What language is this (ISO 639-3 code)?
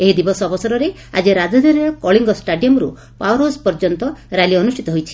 ori